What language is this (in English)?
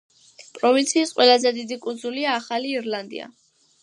Georgian